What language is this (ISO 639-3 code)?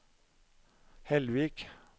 nor